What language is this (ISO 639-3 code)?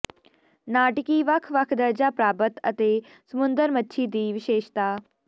pan